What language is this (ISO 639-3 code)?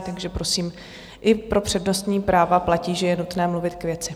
ces